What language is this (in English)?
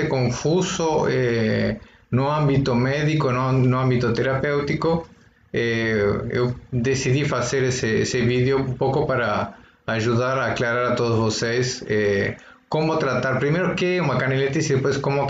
Spanish